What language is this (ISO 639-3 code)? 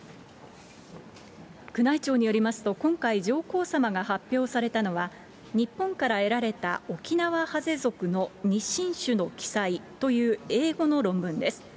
jpn